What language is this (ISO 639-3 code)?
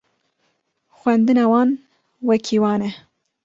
kur